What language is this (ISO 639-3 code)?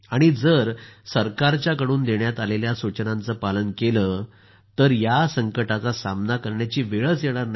mar